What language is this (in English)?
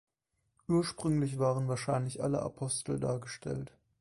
German